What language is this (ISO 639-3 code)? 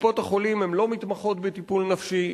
heb